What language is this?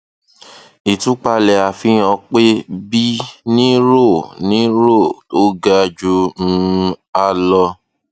Yoruba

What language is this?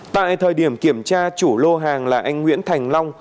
Vietnamese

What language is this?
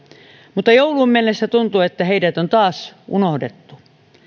Finnish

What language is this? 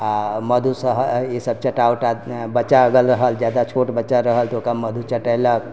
Maithili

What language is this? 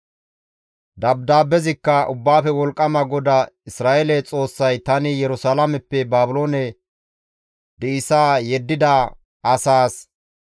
Gamo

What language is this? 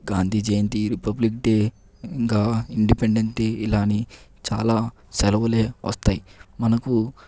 Telugu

